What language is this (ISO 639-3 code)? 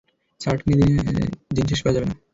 ben